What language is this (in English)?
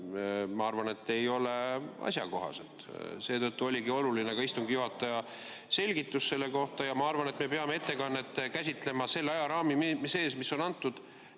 Estonian